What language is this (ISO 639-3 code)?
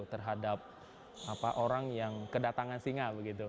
ind